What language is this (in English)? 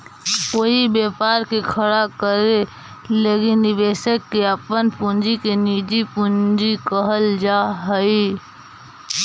Magahi